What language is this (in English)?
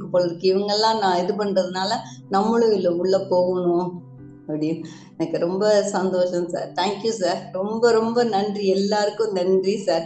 Tamil